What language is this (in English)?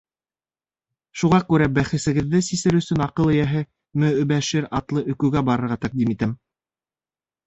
Bashkir